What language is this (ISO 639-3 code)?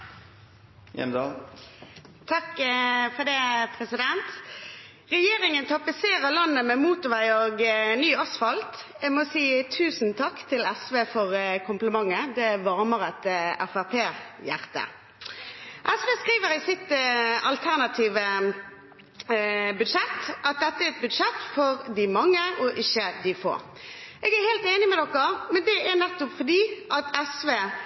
nob